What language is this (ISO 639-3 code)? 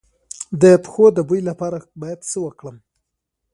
pus